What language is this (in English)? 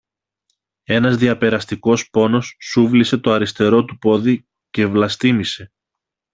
Greek